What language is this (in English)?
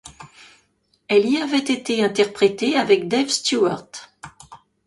French